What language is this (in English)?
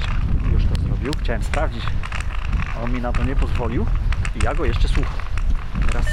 Polish